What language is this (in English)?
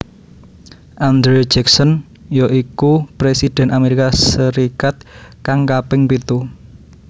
Javanese